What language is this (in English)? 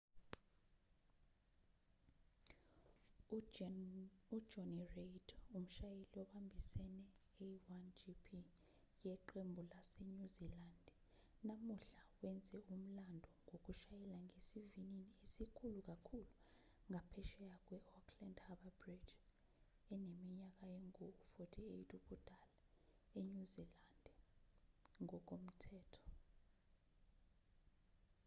Zulu